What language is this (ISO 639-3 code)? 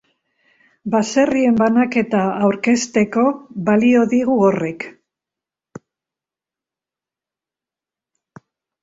eus